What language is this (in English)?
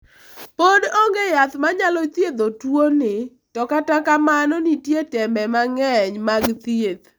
Luo (Kenya and Tanzania)